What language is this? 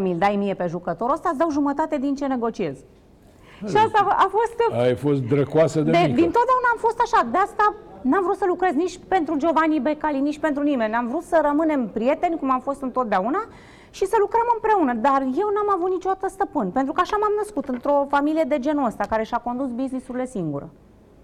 Romanian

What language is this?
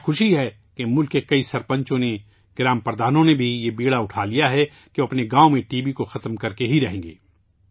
Urdu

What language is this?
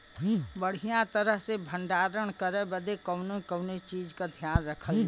Bhojpuri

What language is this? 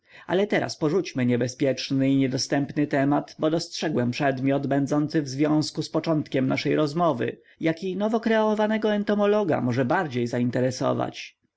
Polish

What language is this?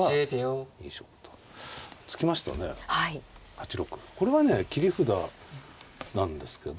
Japanese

